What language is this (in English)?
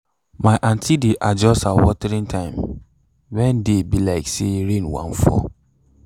Nigerian Pidgin